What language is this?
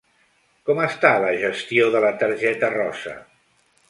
Catalan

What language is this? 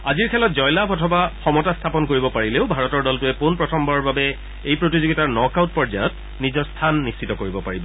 Assamese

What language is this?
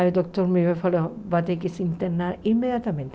Portuguese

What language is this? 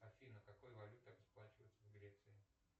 Russian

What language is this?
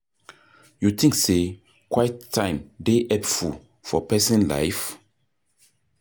Nigerian Pidgin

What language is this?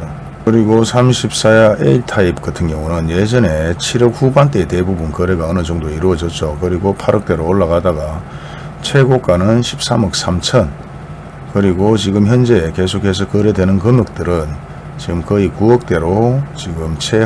Korean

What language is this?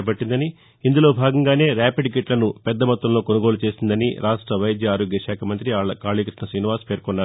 Telugu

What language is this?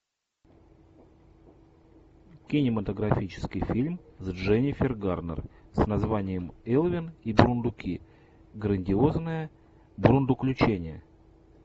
Russian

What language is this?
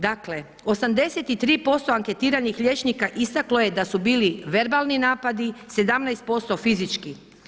Croatian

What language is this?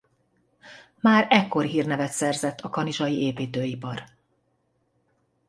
Hungarian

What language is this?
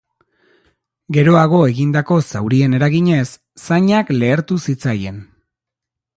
Basque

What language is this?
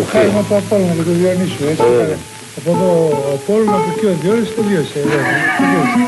Greek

